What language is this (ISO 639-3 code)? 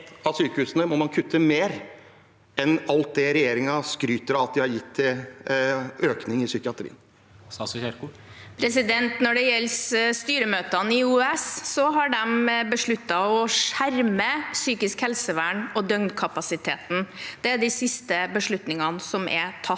nor